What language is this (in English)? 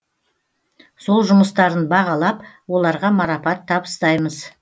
Kazakh